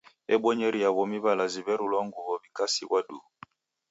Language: Taita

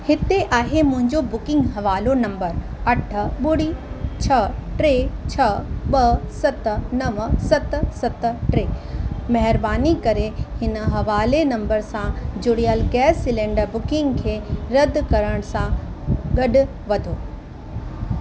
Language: Sindhi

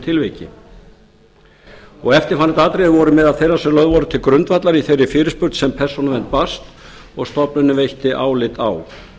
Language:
Icelandic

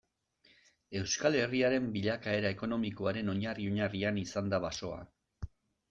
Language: Basque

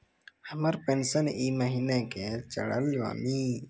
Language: Maithili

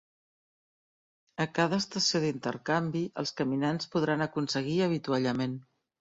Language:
Catalan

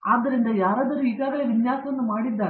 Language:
Kannada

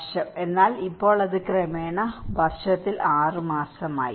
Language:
Malayalam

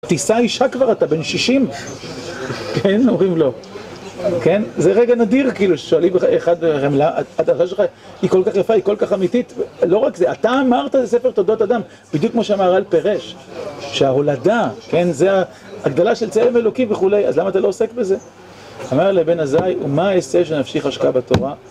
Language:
Hebrew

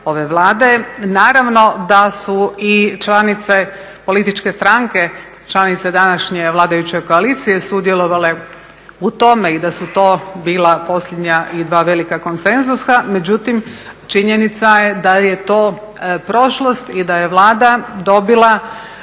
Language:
Croatian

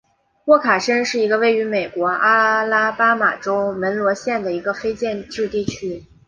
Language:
Chinese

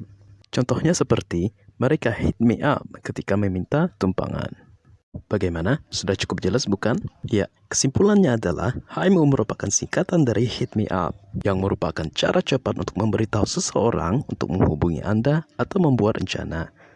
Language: Indonesian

